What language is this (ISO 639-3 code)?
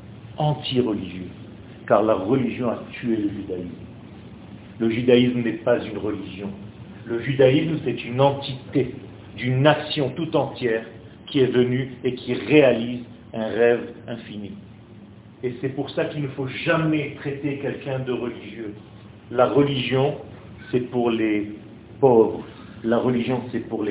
fra